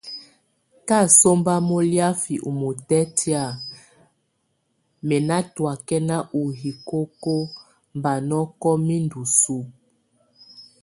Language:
Tunen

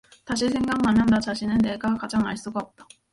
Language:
Korean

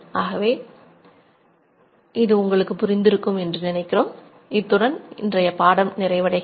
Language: Tamil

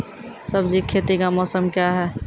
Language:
Maithili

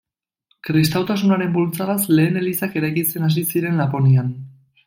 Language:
Basque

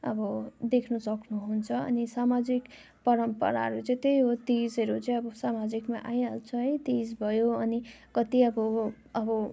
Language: Nepali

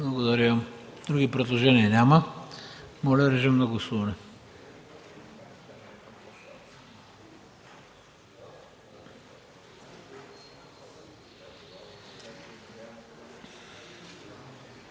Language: Bulgarian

